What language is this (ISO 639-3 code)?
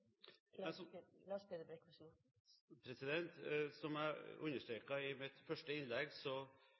nor